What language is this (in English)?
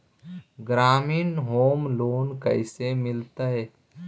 Magahi